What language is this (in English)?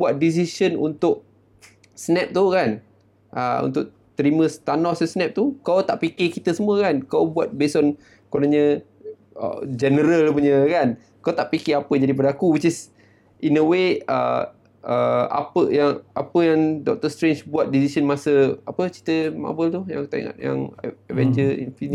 Malay